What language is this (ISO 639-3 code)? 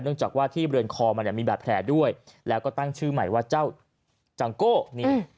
tha